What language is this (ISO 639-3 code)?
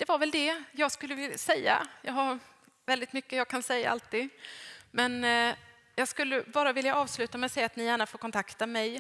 swe